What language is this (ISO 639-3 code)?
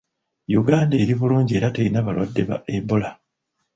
lug